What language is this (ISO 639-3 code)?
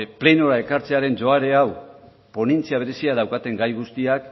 eus